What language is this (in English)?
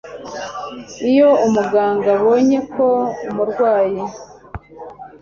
Kinyarwanda